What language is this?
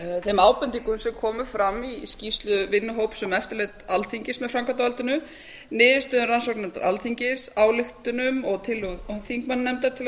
Icelandic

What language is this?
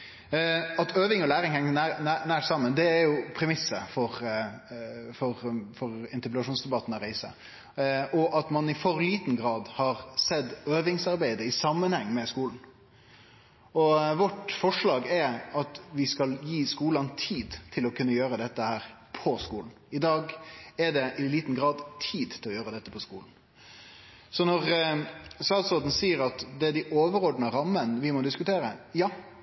Norwegian Nynorsk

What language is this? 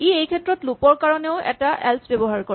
Assamese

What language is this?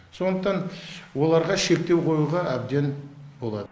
Kazakh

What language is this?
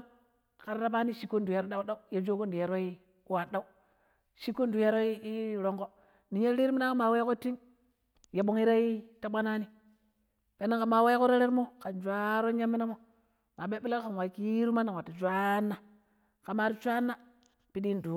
Pero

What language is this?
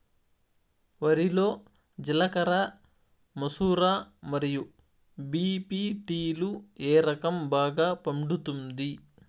Telugu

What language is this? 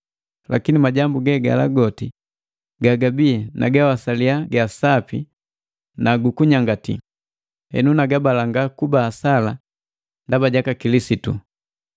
Matengo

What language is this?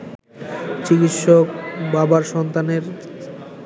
Bangla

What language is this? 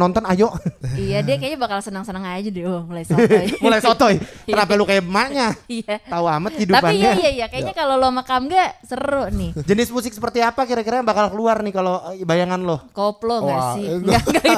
Indonesian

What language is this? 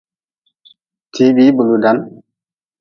Nawdm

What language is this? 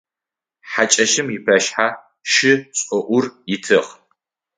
Adyghe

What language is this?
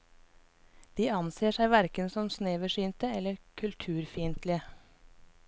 Norwegian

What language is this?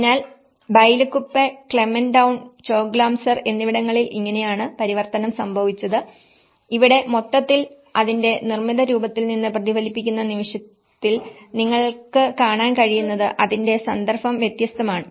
Malayalam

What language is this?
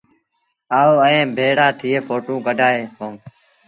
Sindhi Bhil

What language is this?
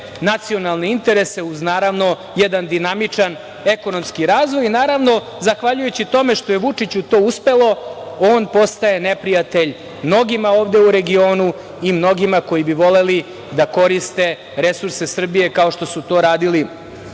Serbian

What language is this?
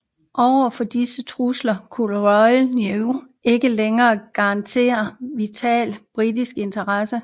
Danish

